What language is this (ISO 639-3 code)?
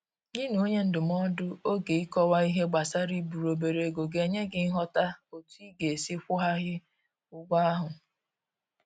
ibo